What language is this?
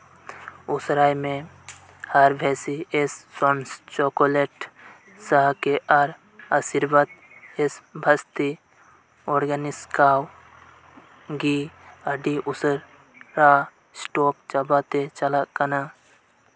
Santali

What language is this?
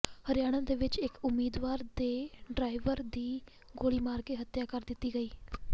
Punjabi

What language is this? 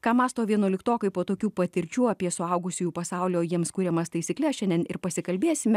Lithuanian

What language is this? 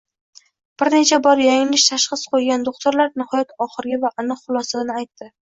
Uzbek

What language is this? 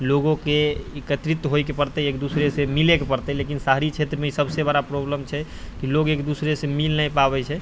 Maithili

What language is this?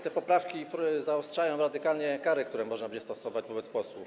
Polish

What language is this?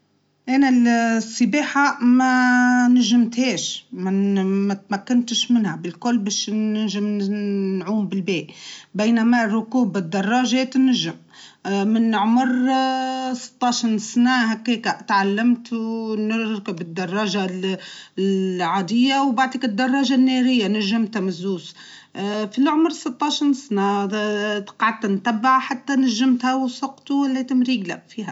Tunisian Arabic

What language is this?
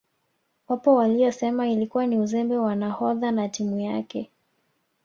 Swahili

